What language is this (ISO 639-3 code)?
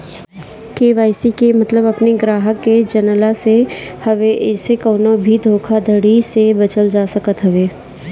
bho